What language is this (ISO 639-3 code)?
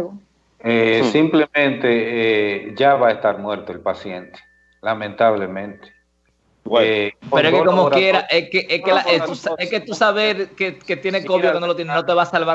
spa